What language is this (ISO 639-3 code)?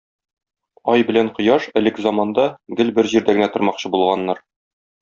tat